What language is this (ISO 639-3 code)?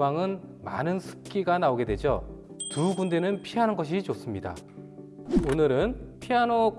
kor